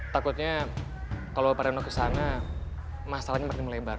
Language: Indonesian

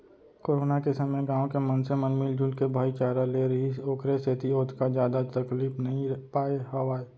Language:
Chhattisgarhi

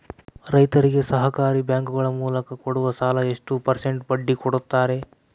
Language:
Kannada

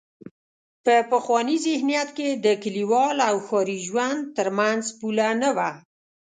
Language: Pashto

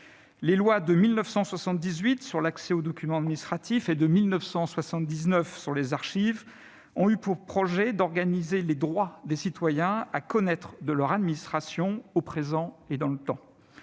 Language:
French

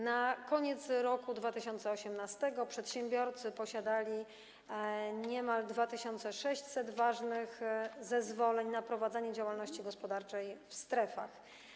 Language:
Polish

